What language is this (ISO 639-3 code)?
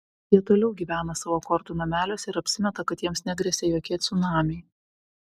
lit